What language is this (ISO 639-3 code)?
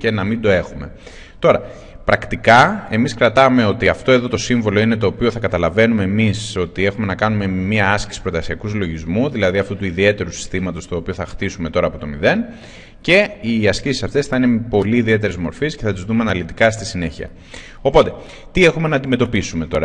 ell